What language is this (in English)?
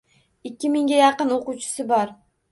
Uzbek